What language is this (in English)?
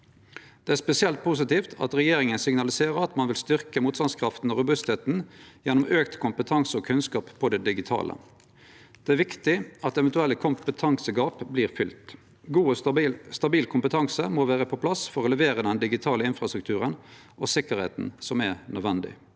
Norwegian